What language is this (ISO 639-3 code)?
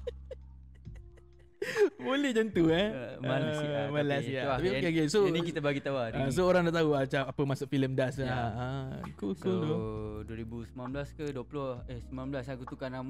msa